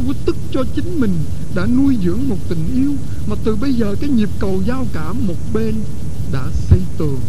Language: Vietnamese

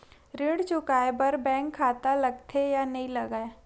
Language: Chhattisgarhi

